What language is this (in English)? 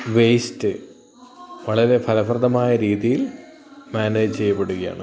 Malayalam